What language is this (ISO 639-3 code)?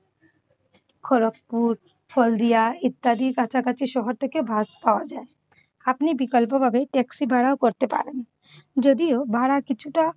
ben